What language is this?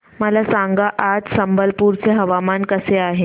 Marathi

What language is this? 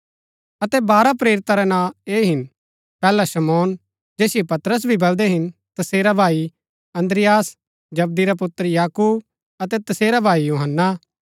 Gaddi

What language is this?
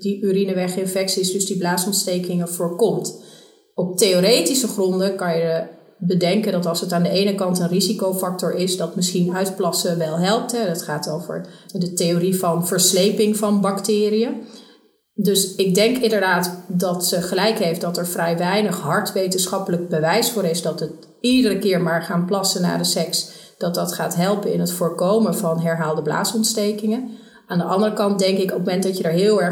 Dutch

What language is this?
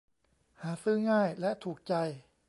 Thai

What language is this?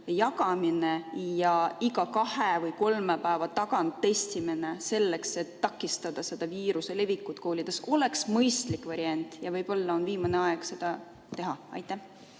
Estonian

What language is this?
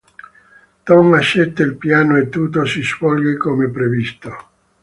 Italian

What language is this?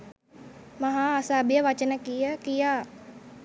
Sinhala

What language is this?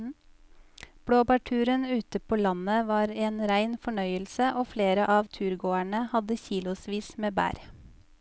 Norwegian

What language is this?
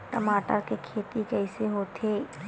Chhattisgarhi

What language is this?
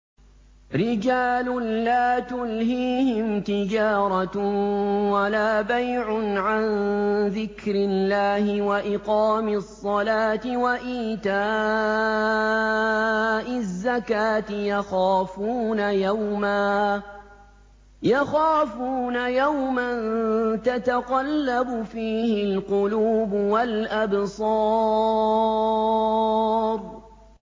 Arabic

